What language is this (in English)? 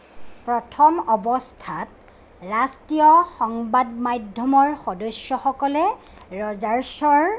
Assamese